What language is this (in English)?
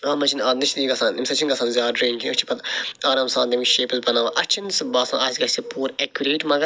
Kashmiri